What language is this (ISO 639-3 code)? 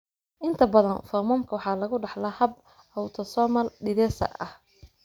som